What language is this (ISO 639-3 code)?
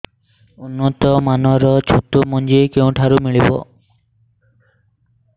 ori